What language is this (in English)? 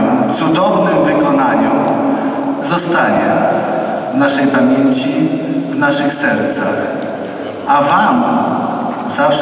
Polish